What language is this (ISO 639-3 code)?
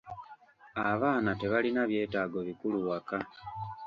lug